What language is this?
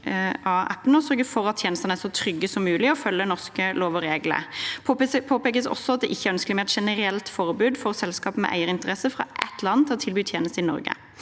Norwegian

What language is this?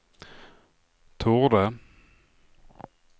Swedish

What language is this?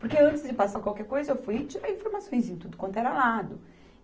Portuguese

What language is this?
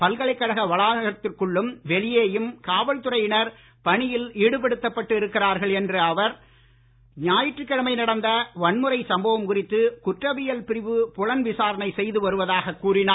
Tamil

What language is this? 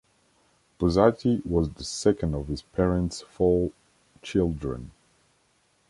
English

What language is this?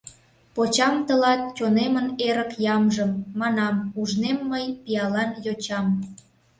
Mari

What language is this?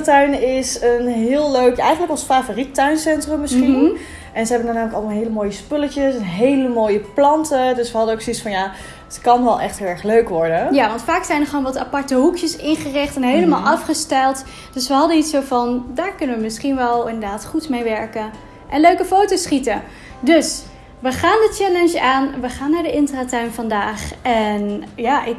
Dutch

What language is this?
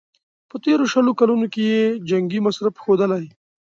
Pashto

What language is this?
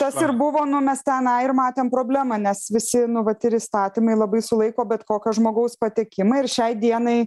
Lithuanian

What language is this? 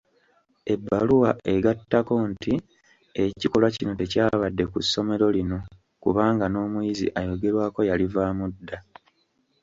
Ganda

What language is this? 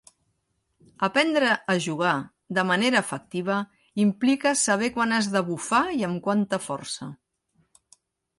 Catalan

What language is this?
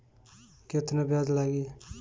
Bhojpuri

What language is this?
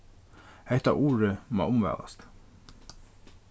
Faroese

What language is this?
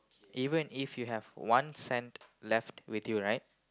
English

